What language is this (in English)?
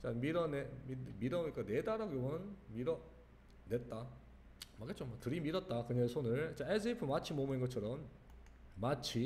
Korean